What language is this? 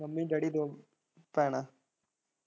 Punjabi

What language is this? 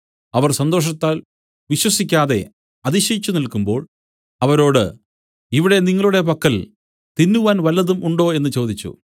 Malayalam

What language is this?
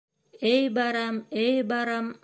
Bashkir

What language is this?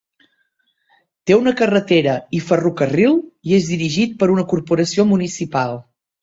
Catalan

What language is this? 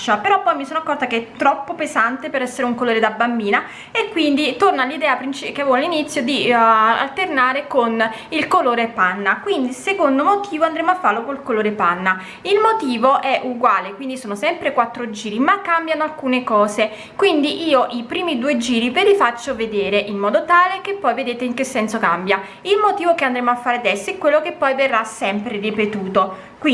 Italian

